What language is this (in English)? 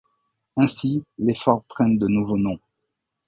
French